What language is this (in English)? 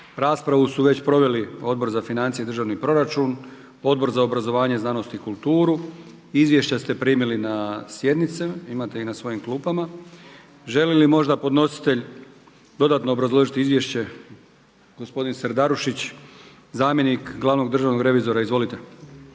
Croatian